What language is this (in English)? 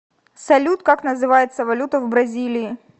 Russian